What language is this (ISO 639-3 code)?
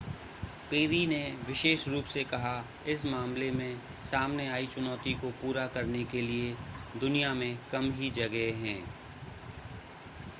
hin